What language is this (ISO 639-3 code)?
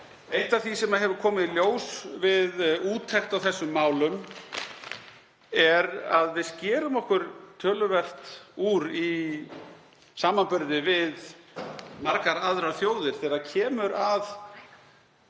isl